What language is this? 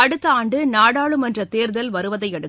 Tamil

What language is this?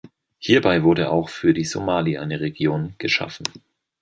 German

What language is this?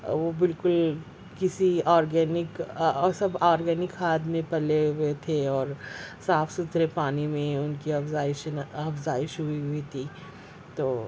Urdu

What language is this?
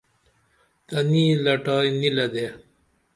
Dameli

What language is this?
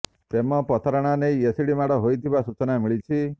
Odia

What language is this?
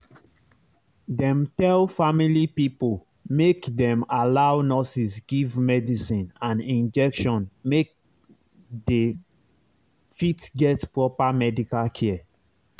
Nigerian Pidgin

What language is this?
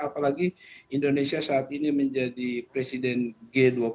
Indonesian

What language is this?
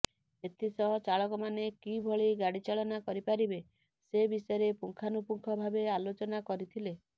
Odia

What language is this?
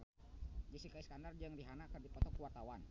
Sundanese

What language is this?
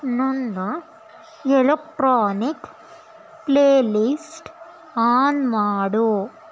Kannada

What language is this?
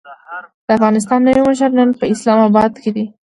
Pashto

